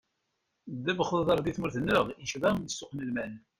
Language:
Kabyle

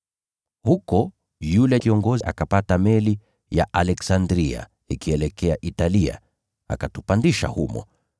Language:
Swahili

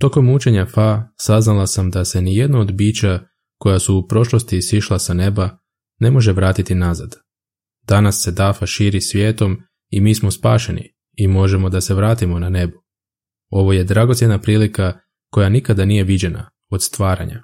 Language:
Croatian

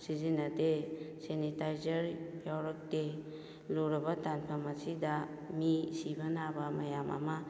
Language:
Manipuri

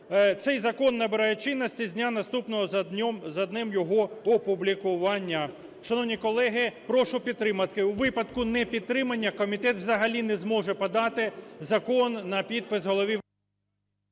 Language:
Ukrainian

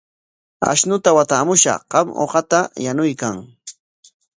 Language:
Corongo Ancash Quechua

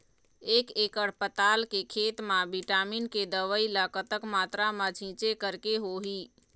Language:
Chhattisgarhi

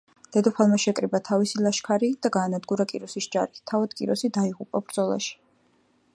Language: Georgian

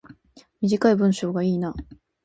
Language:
Japanese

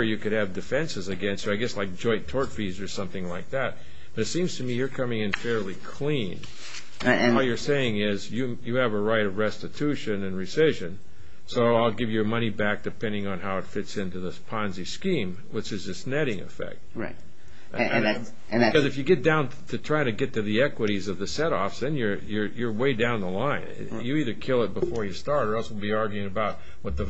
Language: English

